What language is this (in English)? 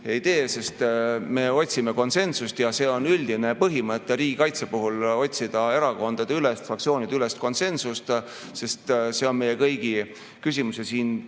Estonian